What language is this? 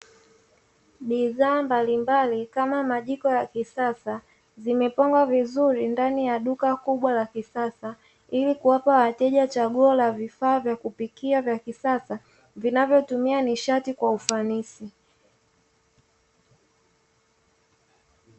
Swahili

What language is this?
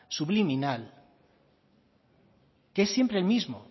Spanish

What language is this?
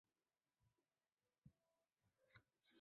Chinese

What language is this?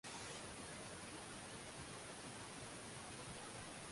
Swahili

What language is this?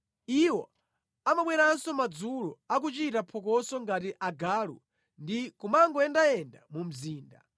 Nyanja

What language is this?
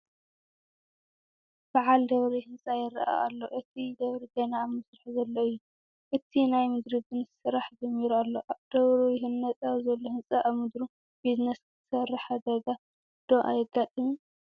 Tigrinya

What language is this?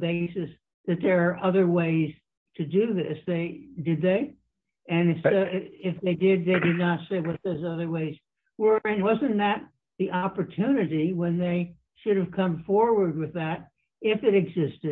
English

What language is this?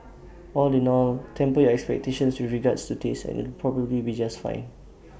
English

